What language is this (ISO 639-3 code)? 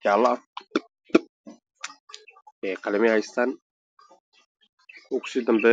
som